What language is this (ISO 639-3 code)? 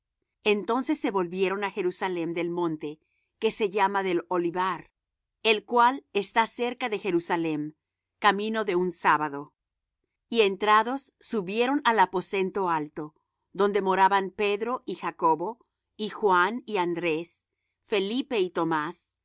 spa